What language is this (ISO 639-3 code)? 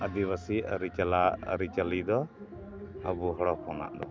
sat